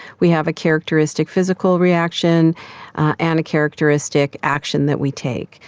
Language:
English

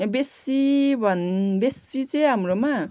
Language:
Nepali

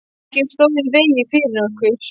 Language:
Icelandic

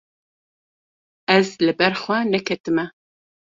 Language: Kurdish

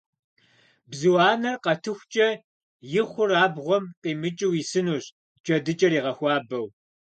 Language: Kabardian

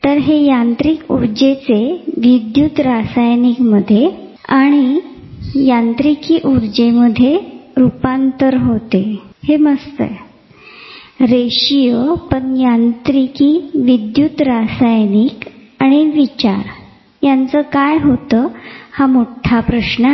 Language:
Marathi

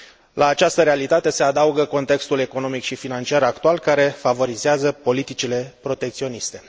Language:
Romanian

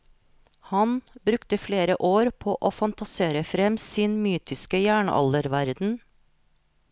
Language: Norwegian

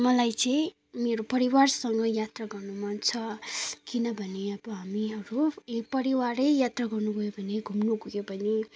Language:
Nepali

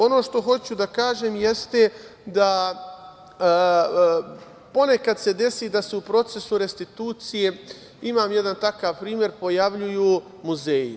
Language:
Serbian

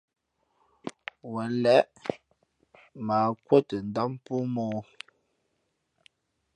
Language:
Fe'fe'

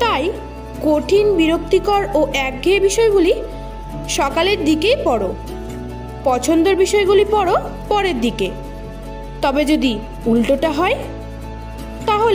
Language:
Hindi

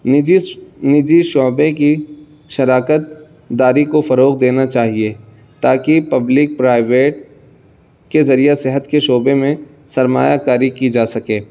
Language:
Urdu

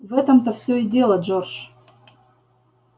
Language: Russian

